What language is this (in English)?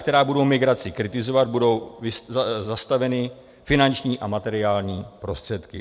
Czech